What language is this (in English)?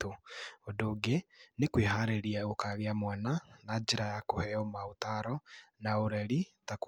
Kikuyu